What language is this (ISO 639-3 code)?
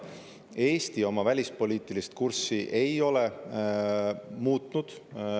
est